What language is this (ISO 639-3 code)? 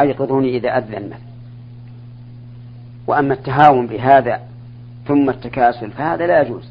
ara